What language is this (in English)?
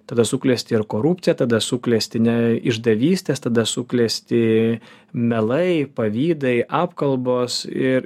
Lithuanian